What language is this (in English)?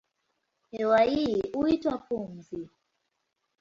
Swahili